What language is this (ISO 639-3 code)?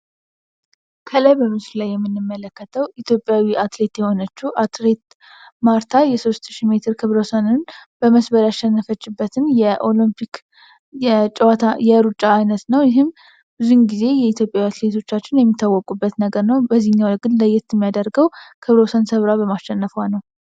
amh